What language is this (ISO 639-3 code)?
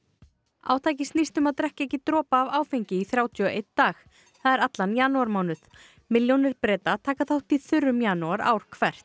isl